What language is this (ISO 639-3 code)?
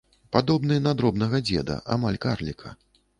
bel